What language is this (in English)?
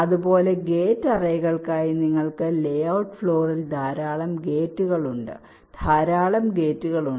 Malayalam